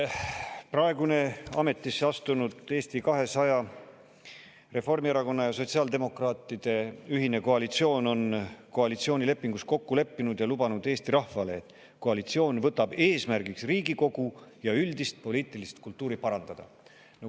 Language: Estonian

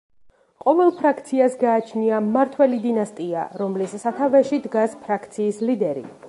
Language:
Georgian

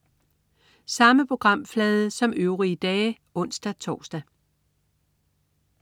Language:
Danish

